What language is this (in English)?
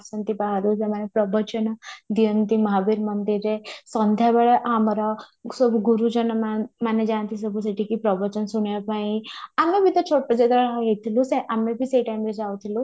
Odia